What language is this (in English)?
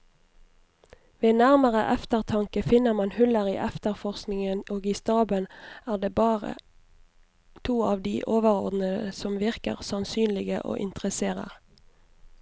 Norwegian